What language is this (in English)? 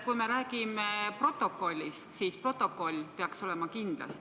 Estonian